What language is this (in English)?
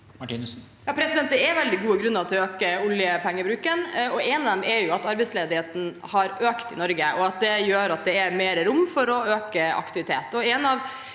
Norwegian